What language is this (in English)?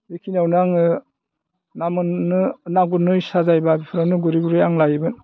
Bodo